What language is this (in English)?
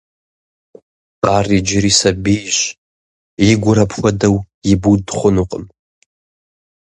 Kabardian